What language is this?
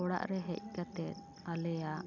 Santali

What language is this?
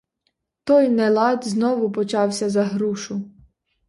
Ukrainian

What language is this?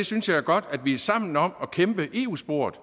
Danish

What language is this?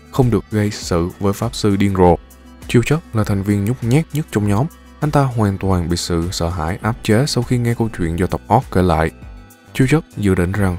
Vietnamese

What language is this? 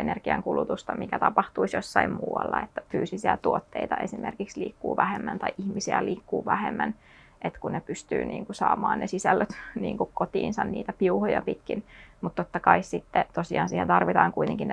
Finnish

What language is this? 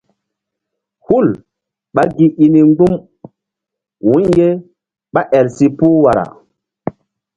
Mbum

